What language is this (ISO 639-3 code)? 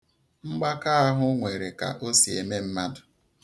ibo